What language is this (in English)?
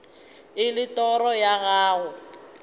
Northern Sotho